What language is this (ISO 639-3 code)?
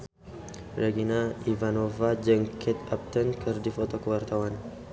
sun